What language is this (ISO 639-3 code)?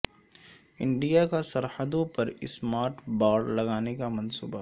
urd